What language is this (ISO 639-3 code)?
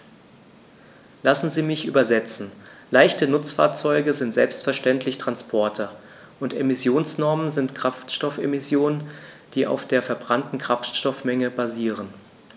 deu